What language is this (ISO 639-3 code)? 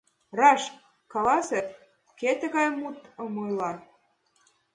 chm